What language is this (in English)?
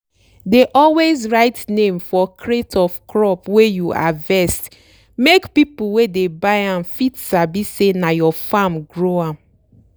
Nigerian Pidgin